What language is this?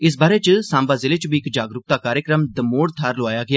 Dogri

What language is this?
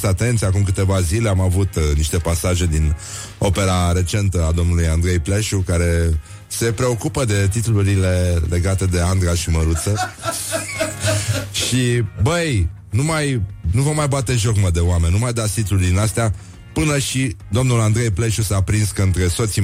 Romanian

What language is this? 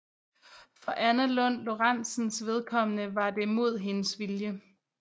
Danish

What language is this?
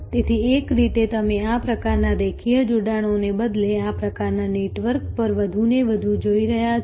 Gujarati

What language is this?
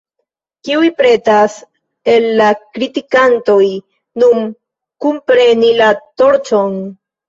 Esperanto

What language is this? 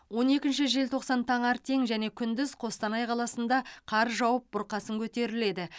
Kazakh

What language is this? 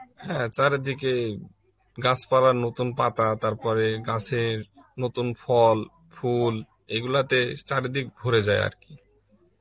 Bangla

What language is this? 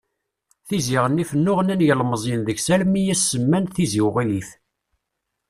Kabyle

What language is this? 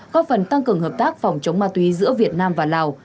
Vietnamese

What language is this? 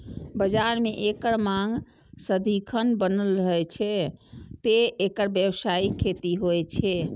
Maithili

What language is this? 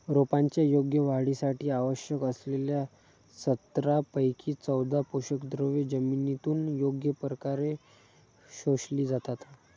Marathi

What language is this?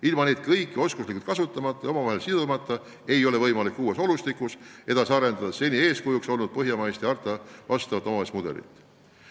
Estonian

